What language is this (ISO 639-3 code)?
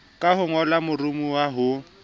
sot